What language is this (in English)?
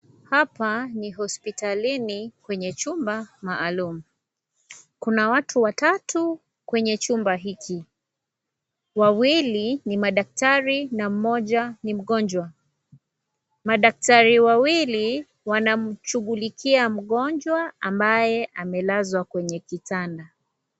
Swahili